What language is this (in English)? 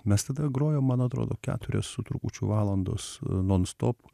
Lithuanian